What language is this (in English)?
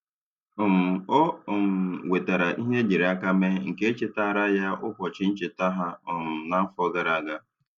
Igbo